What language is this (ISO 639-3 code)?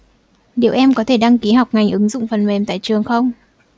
vie